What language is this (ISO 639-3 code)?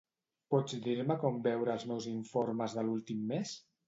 cat